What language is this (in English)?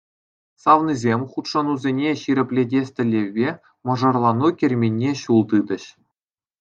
Chuvash